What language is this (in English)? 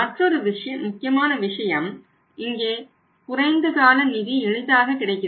Tamil